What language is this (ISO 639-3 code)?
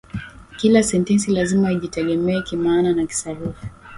swa